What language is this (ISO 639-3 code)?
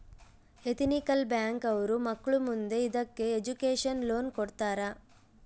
kan